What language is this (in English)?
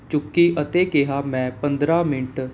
Punjabi